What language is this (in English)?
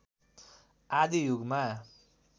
Nepali